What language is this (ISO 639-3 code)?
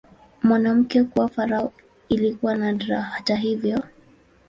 swa